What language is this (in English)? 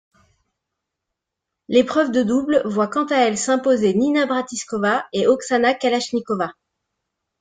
French